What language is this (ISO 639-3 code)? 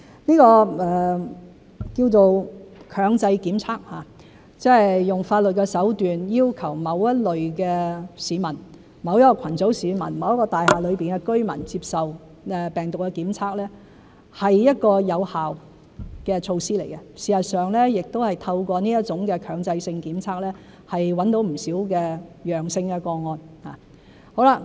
yue